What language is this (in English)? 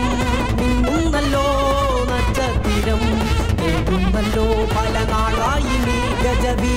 Arabic